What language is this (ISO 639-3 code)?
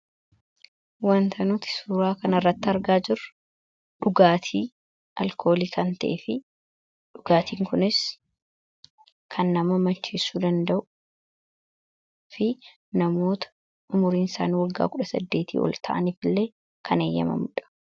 orm